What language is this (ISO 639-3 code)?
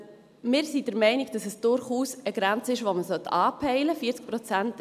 gsw